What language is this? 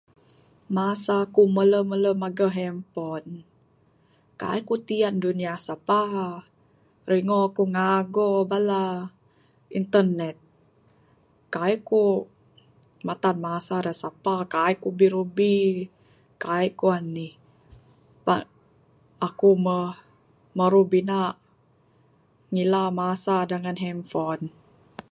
Bukar-Sadung Bidayuh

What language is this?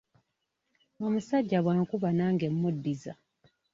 Ganda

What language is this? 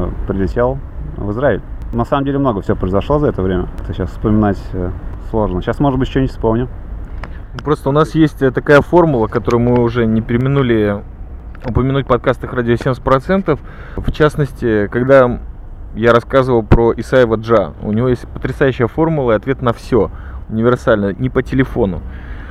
Russian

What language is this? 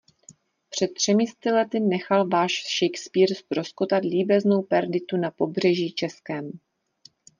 Czech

